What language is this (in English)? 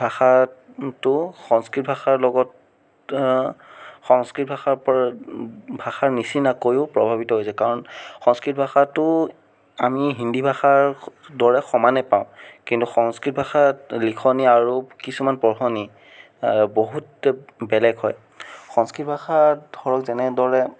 Assamese